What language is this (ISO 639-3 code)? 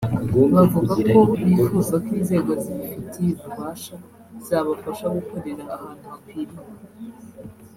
kin